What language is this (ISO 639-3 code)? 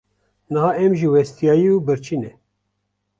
kur